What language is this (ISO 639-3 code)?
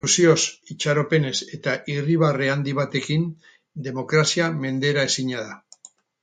eus